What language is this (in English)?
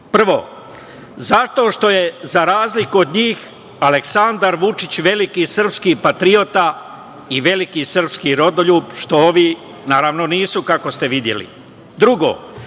Serbian